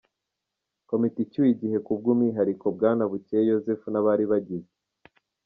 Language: Kinyarwanda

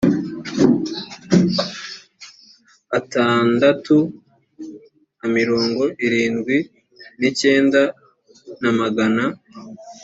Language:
Kinyarwanda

